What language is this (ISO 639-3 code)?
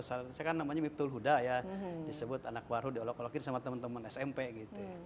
ind